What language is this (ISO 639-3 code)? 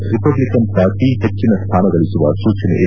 kan